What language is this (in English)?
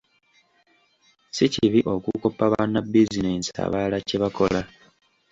Ganda